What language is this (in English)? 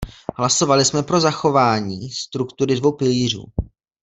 Czech